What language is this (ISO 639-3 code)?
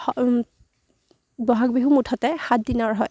asm